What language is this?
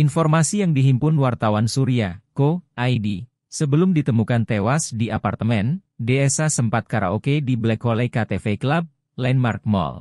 Indonesian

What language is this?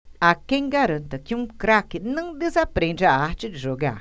Portuguese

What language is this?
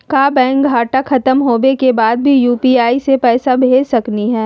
Magahi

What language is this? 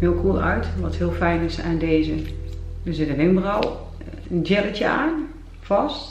Dutch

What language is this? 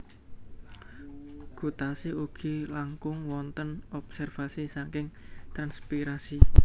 Javanese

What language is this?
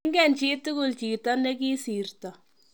Kalenjin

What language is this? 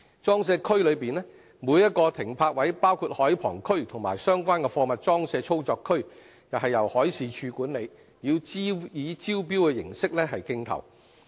Cantonese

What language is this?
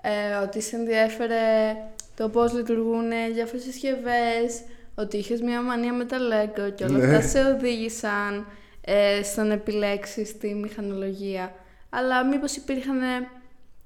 Greek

